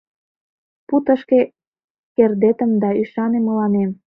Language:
Mari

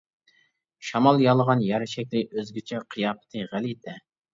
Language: Uyghur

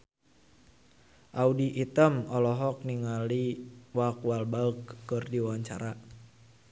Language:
Sundanese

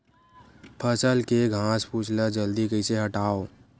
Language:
Chhattisgarhi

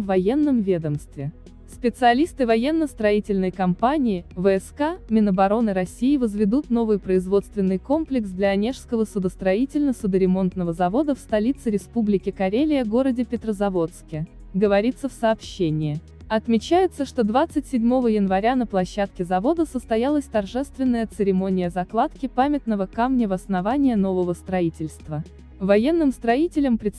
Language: Russian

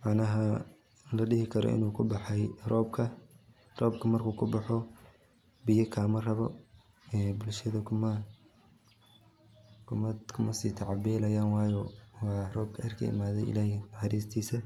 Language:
Somali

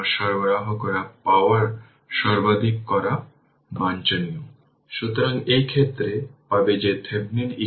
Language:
Bangla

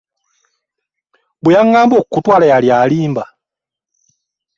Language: Ganda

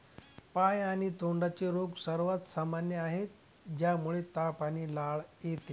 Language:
Marathi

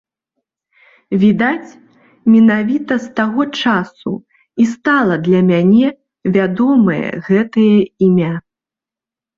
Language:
Belarusian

